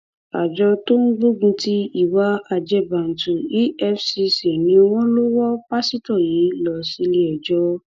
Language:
Yoruba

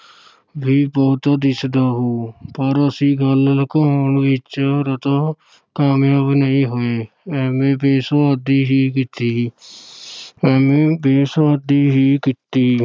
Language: Punjabi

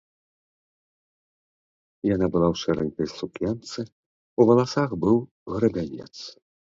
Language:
Belarusian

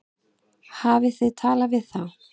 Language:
Icelandic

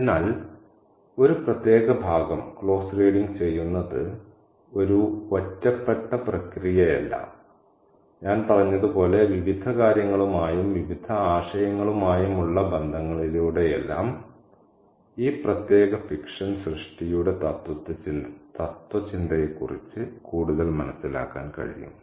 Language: Malayalam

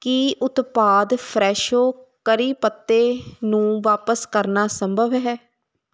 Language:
Punjabi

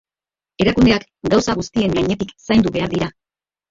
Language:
Basque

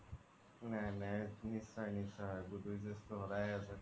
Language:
Assamese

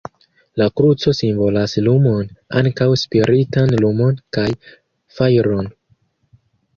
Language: Esperanto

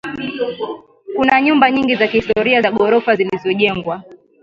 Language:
Swahili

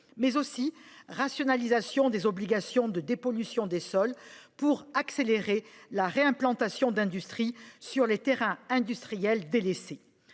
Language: French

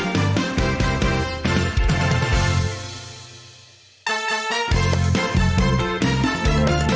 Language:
Thai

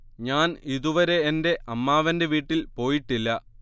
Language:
Malayalam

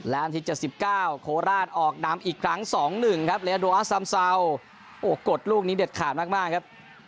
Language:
Thai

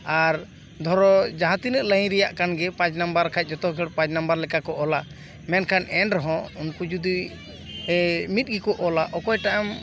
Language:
Santali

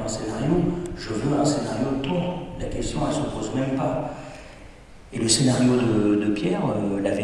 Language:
French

